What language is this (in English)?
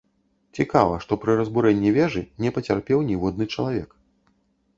Belarusian